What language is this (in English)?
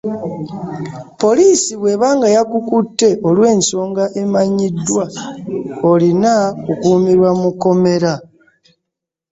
Ganda